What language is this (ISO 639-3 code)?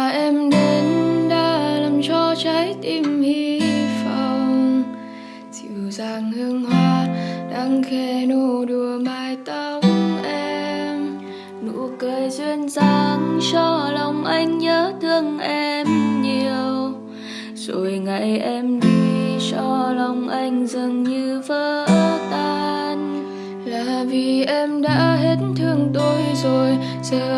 vie